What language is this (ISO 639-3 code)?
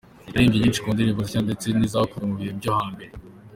kin